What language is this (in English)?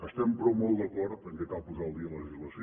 Catalan